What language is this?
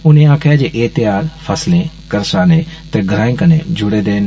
Dogri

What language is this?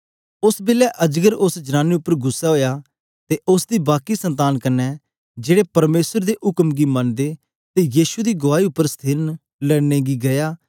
Dogri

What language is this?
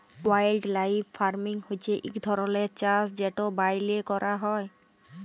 Bangla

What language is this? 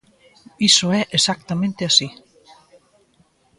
Galician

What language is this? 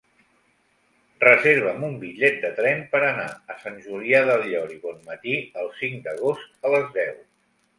Catalan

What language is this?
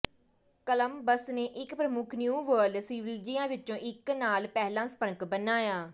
Punjabi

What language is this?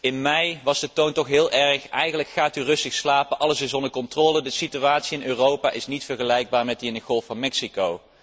Dutch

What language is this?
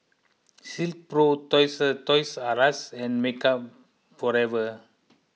English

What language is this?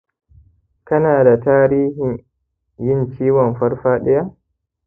Hausa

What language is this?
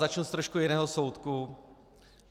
Czech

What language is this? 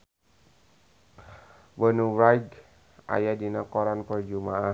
Sundanese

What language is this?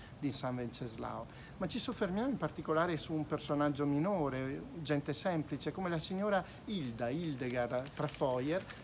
Italian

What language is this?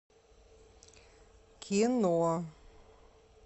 Russian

